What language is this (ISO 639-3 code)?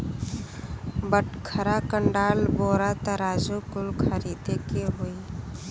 bho